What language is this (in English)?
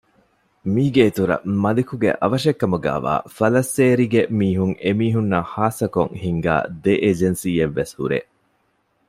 Divehi